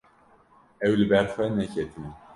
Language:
Kurdish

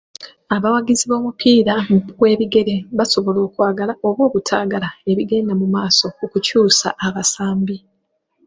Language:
Ganda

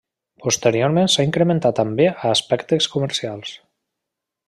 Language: Catalan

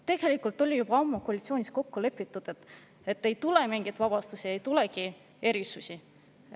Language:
Estonian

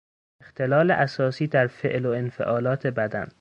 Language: Persian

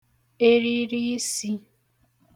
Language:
Igbo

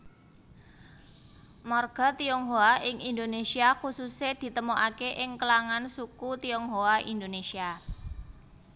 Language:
Javanese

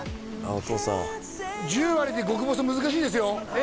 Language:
Japanese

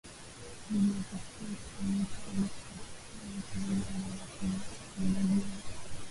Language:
Swahili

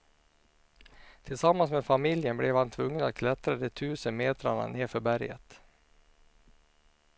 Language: Swedish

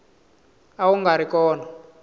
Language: Tsonga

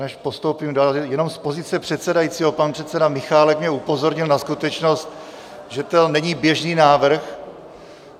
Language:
Czech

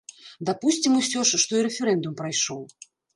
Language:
Belarusian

